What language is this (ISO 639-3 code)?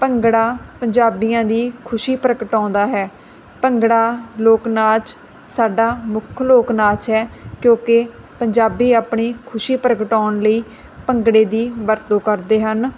pan